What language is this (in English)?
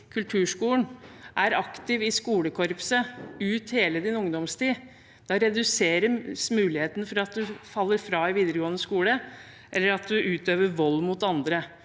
Norwegian